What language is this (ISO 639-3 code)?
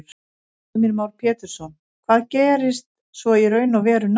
isl